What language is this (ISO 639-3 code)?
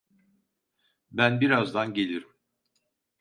tur